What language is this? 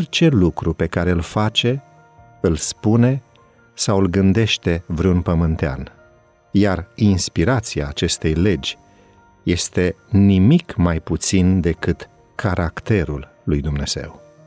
Romanian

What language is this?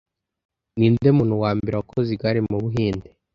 Kinyarwanda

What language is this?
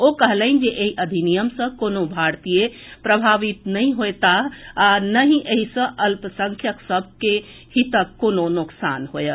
Maithili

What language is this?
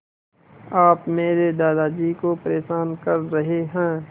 Hindi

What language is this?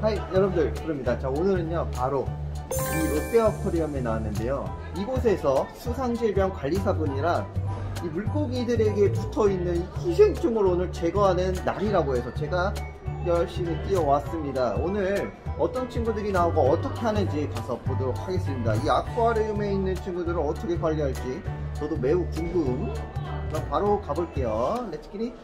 Korean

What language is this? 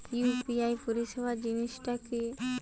Bangla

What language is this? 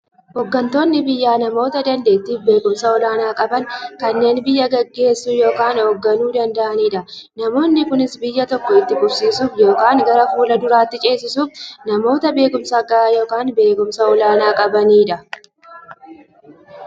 Oromo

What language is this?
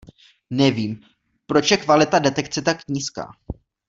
Czech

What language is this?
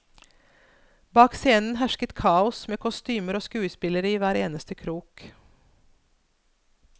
Norwegian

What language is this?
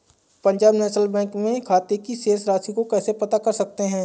Hindi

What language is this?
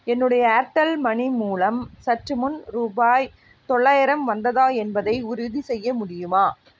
Tamil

